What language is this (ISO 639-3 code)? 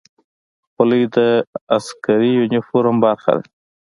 pus